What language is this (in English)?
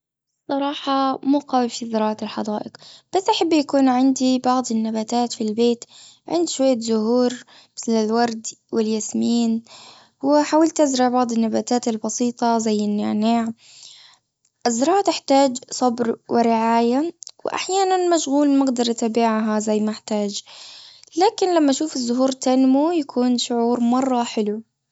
Gulf Arabic